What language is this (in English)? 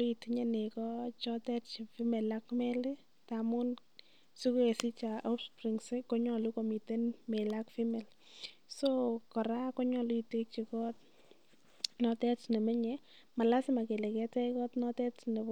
Kalenjin